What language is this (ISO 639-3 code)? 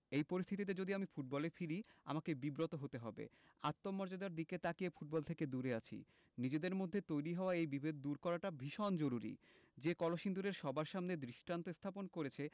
ben